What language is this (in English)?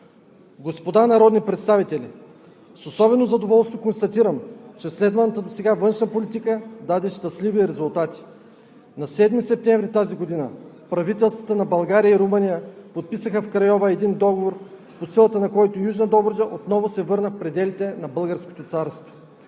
Bulgarian